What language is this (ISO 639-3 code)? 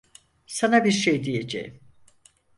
tur